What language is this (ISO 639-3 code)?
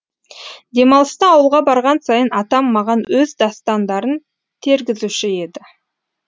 kaz